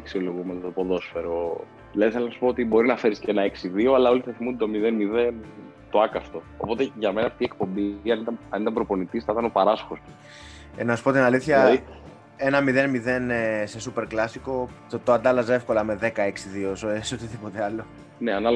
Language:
Greek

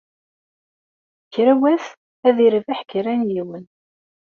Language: Kabyle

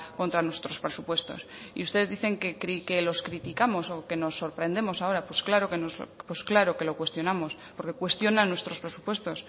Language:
Spanish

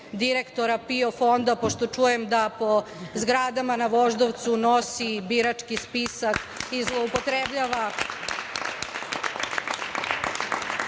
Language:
Serbian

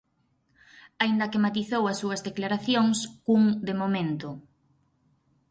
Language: Galician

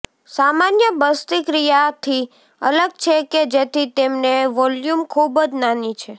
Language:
Gujarati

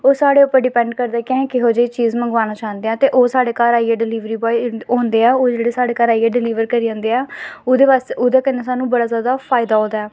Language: Dogri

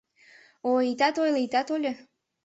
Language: Mari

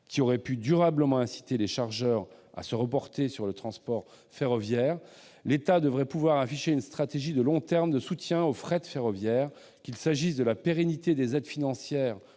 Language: French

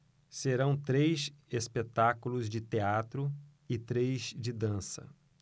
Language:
Portuguese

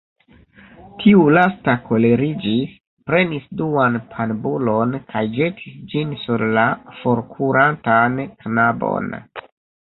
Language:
Esperanto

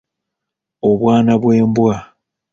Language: Ganda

